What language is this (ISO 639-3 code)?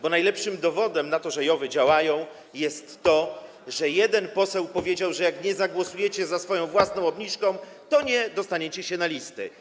pol